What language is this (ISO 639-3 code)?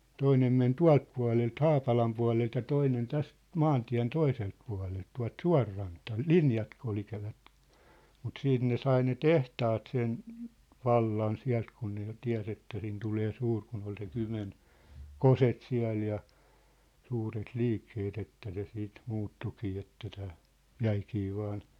fin